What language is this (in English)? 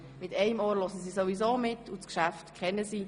Swiss German